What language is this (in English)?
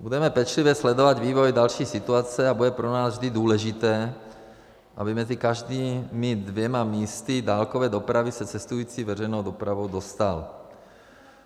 Czech